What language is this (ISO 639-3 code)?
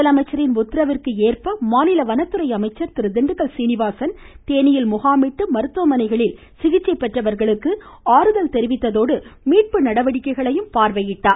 tam